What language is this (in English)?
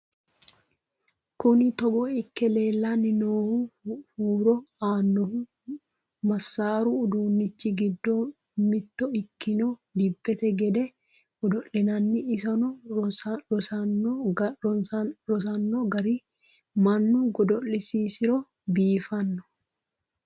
Sidamo